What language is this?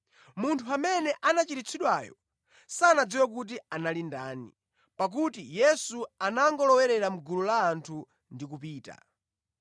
Nyanja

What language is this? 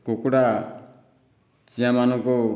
Odia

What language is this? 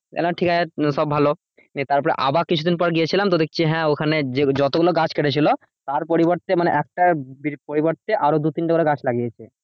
Bangla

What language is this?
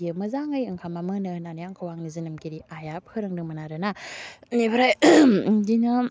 Bodo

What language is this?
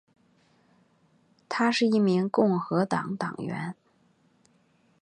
Chinese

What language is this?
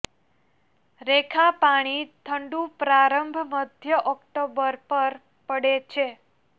Gujarati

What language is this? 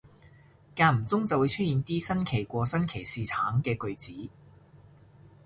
Cantonese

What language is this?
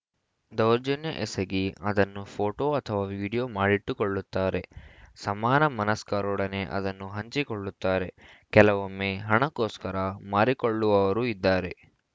Kannada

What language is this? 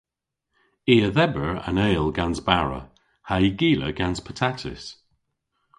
Cornish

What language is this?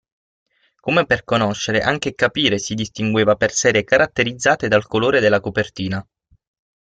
Italian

